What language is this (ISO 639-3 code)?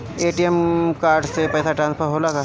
bho